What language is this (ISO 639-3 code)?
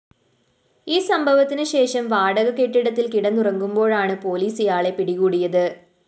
mal